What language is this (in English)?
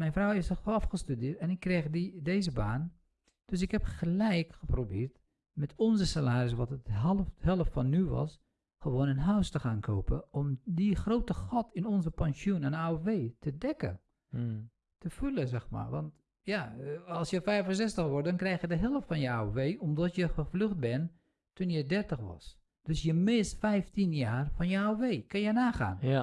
Dutch